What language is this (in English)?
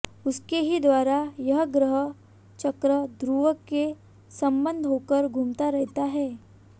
Hindi